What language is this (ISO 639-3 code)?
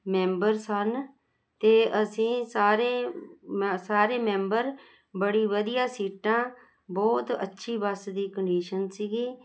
pan